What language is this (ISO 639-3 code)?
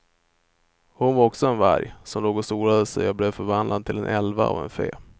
swe